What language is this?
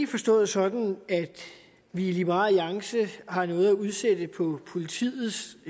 Danish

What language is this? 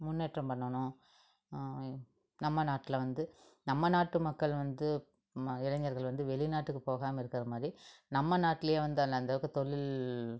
Tamil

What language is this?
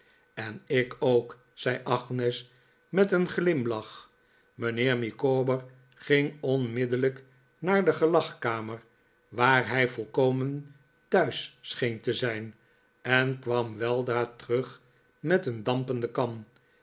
Dutch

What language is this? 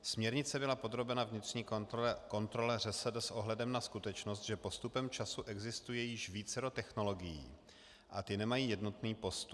Czech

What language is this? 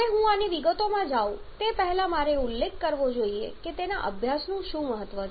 Gujarati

